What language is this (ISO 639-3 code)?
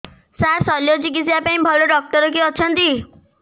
ori